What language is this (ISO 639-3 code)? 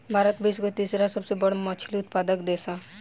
bho